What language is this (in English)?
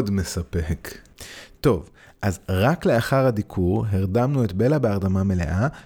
Hebrew